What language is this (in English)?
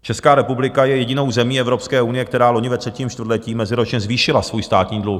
Czech